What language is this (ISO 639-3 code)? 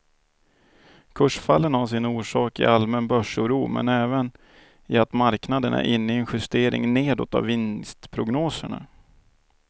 swe